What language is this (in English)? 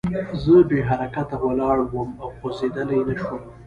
Pashto